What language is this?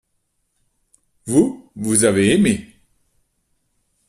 French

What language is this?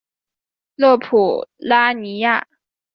Chinese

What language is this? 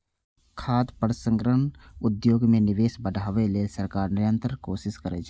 Maithili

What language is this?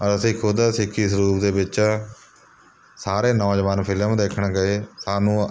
Punjabi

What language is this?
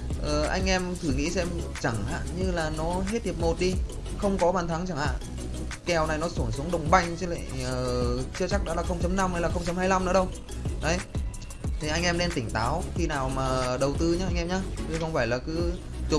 Vietnamese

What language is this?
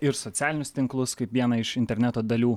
Lithuanian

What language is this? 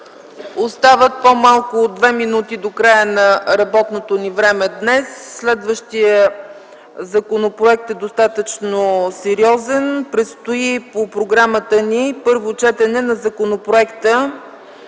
Bulgarian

